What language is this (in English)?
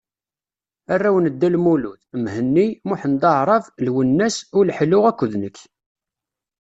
Kabyle